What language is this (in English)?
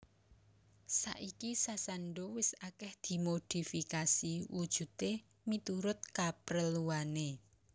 Javanese